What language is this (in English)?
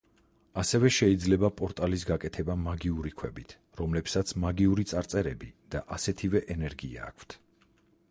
Georgian